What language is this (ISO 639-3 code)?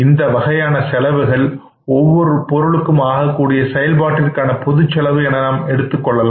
tam